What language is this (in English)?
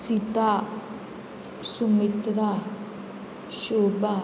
Konkani